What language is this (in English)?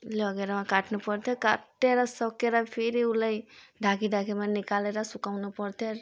Nepali